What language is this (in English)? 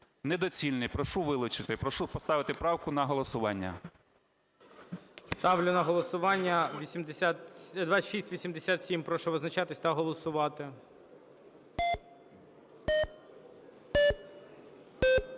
Ukrainian